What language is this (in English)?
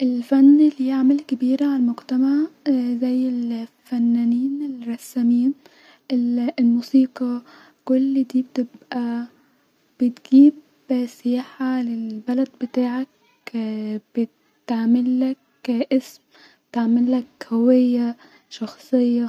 Egyptian Arabic